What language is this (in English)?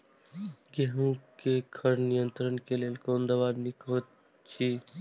Maithili